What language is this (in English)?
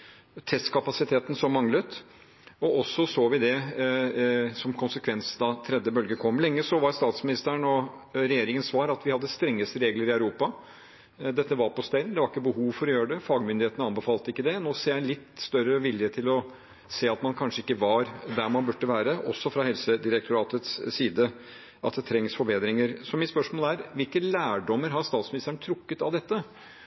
Norwegian Bokmål